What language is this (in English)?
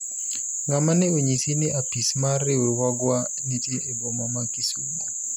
Luo (Kenya and Tanzania)